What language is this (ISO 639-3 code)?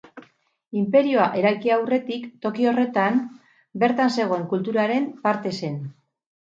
eus